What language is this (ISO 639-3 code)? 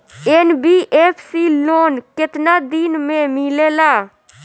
bho